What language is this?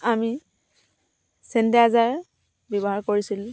Assamese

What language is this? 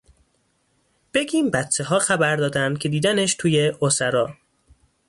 Persian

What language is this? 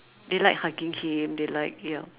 English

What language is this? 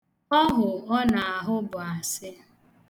Igbo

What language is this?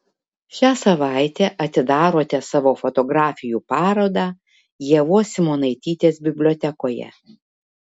Lithuanian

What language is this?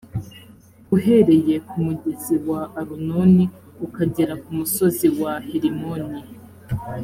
Kinyarwanda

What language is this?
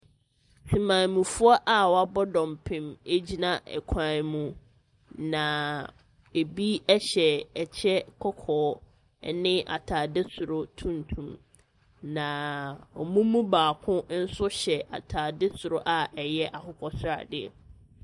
Akan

